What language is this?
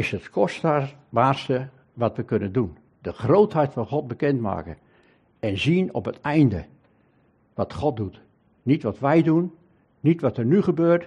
Dutch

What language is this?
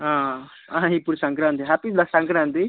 Telugu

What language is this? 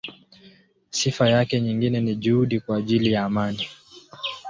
Swahili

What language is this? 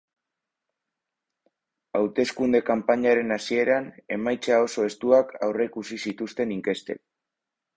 Basque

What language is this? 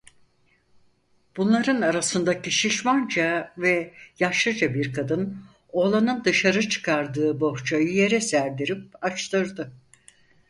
Turkish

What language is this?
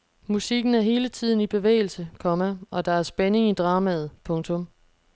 Danish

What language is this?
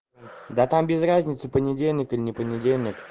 Russian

